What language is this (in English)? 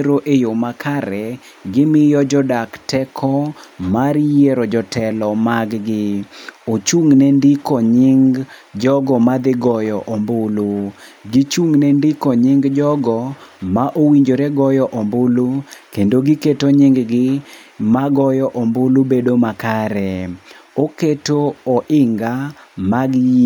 Luo (Kenya and Tanzania)